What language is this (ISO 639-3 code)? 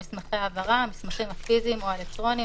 heb